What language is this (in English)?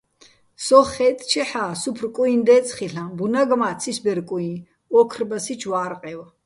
Bats